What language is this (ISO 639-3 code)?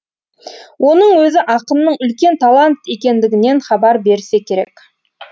kaz